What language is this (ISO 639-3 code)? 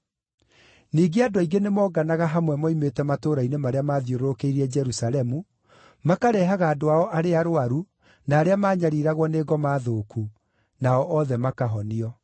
kik